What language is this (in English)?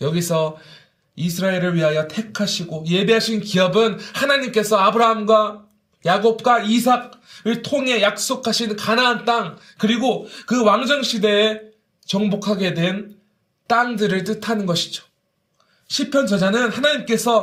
Korean